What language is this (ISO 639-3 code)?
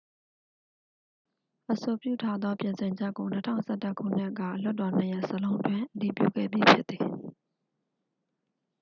mya